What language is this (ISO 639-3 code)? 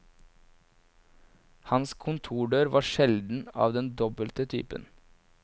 nor